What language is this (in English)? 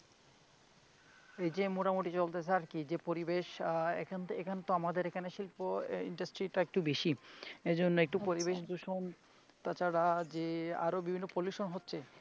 Bangla